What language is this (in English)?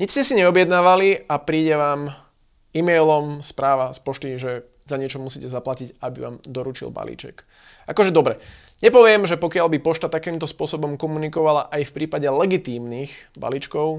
Slovak